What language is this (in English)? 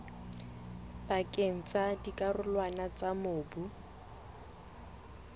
Southern Sotho